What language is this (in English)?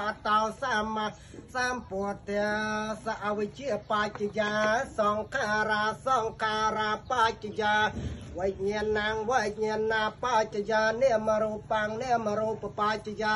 Thai